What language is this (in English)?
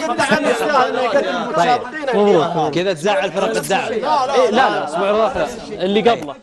Arabic